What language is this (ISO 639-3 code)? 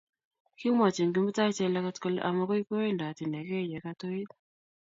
kln